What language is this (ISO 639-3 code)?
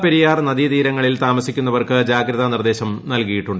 mal